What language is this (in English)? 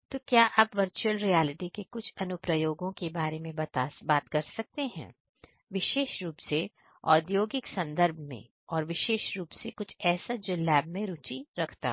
Hindi